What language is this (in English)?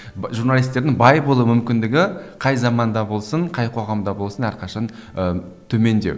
Kazakh